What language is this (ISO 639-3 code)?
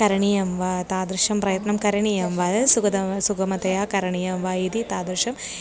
san